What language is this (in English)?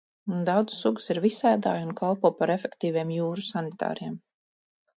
Latvian